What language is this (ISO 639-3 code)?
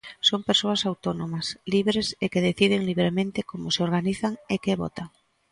glg